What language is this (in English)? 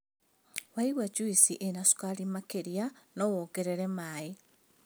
Kikuyu